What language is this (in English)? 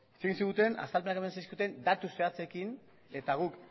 Basque